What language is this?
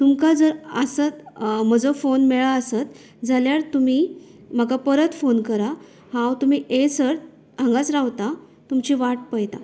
Konkani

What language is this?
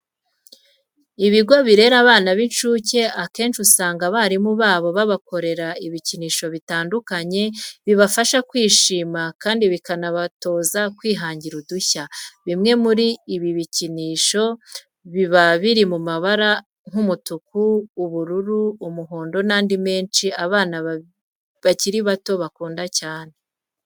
Kinyarwanda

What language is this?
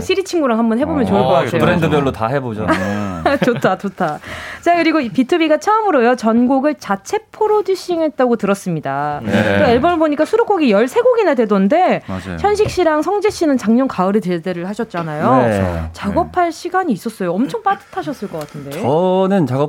Korean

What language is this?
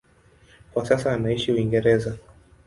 Swahili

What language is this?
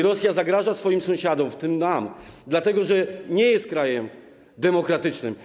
Polish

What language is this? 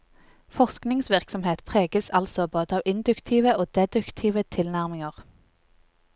Norwegian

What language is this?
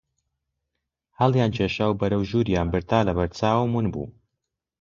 Central Kurdish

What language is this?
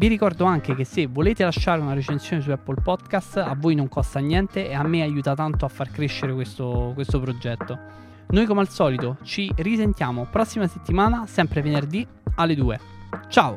Italian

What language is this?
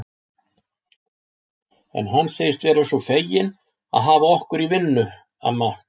Icelandic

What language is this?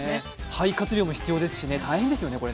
Japanese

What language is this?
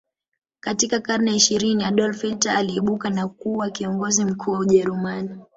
Swahili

